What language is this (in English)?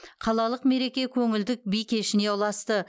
Kazakh